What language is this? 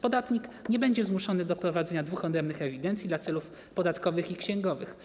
Polish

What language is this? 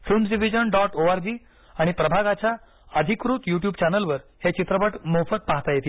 Marathi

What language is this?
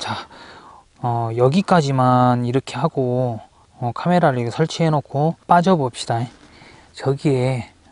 Korean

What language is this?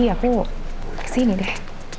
Indonesian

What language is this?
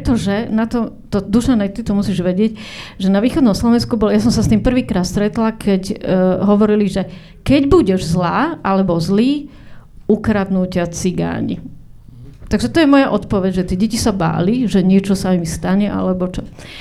Slovak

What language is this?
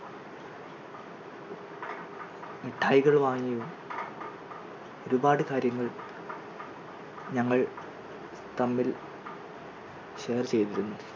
Malayalam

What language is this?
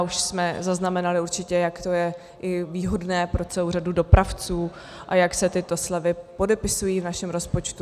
Czech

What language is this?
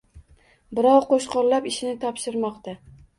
Uzbek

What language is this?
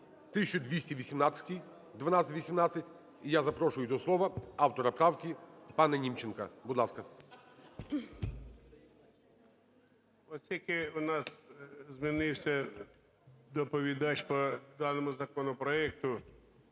Ukrainian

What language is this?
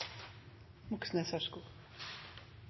Norwegian Nynorsk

